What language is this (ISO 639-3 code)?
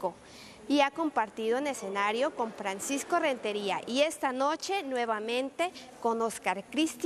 spa